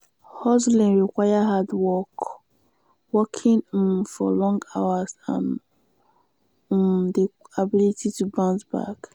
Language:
Nigerian Pidgin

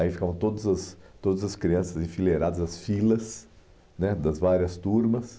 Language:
Portuguese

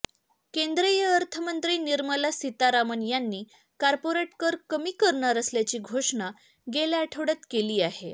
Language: Marathi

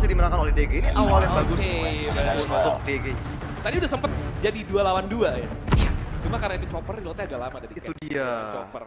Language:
Indonesian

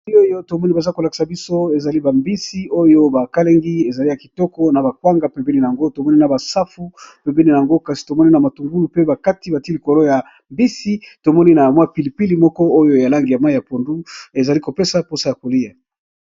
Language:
Lingala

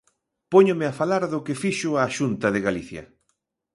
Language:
Galician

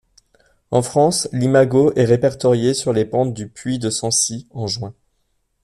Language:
French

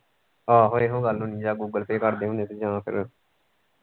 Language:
Punjabi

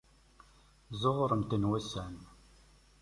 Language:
Kabyle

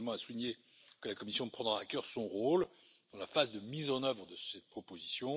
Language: French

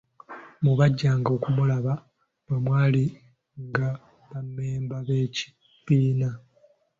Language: Ganda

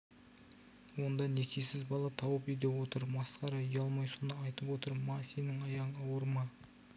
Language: Kazakh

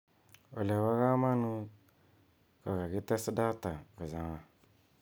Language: Kalenjin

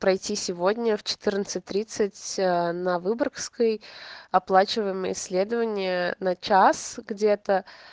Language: Russian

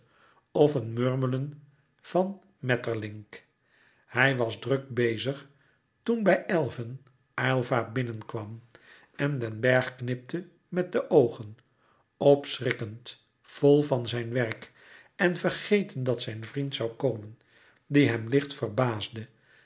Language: Dutch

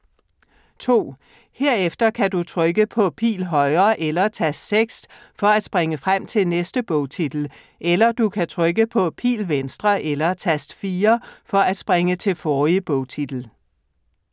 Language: Danish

